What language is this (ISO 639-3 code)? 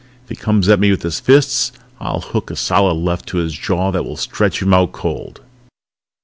eng